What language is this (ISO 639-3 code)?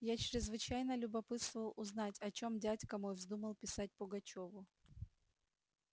rus